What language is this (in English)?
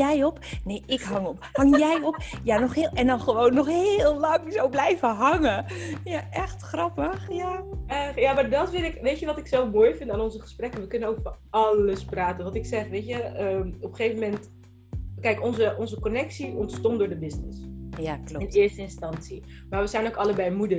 Dutch